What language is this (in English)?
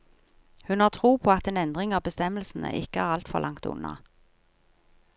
Norwegian